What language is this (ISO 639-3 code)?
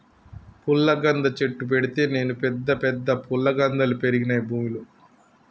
tel